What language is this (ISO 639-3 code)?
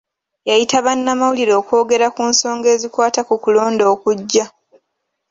lug